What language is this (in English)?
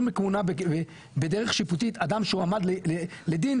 Hebrew